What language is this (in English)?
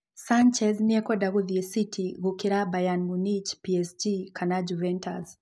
Kikuyu